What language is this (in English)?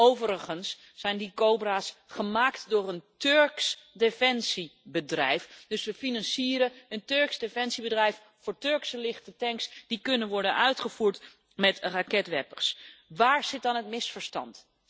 Dutch